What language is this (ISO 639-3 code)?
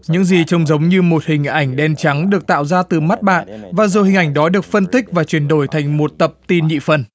vie